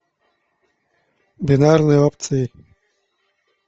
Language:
Russian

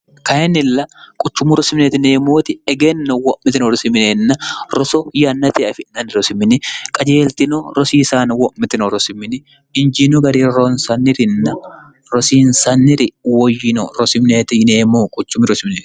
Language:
Sidamo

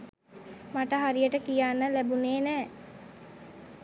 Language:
Sinhala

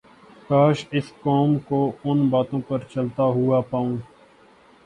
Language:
Urdu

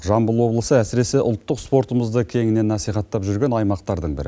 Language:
Kazakh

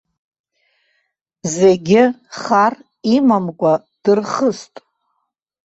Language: Abkhazian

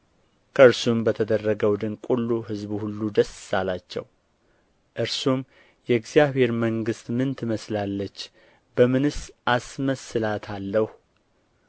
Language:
Amharic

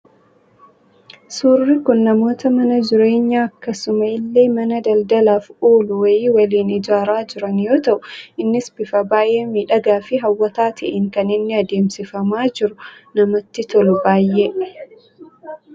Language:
Oromo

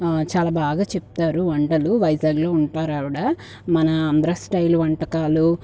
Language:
Telugu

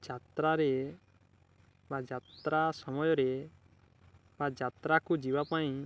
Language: Odia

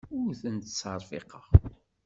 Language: Kabyle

